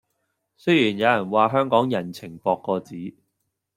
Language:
Cantonese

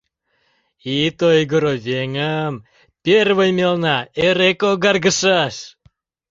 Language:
Mari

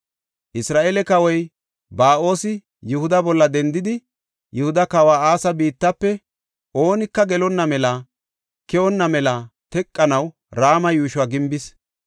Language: Gofa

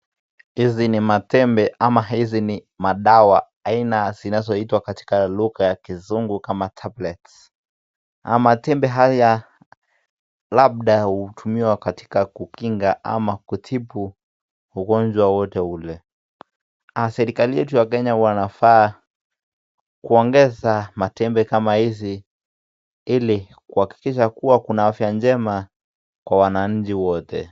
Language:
Swahili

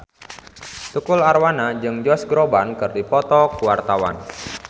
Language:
Sundanese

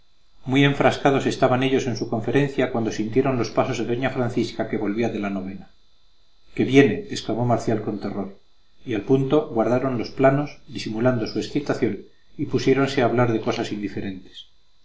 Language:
Spanish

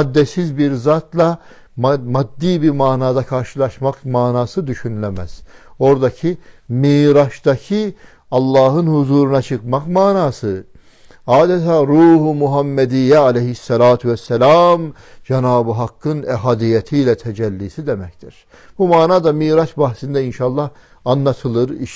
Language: Turkish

